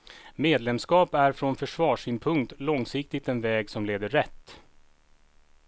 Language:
Swedish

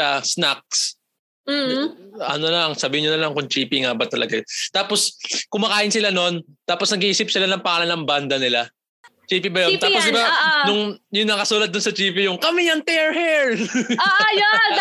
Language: Filipino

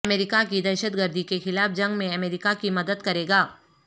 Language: Urdu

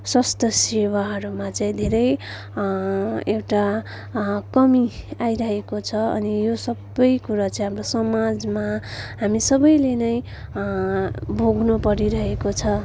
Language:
Nepali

